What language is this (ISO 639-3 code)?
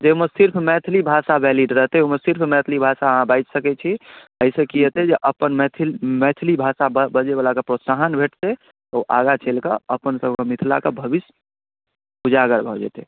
mai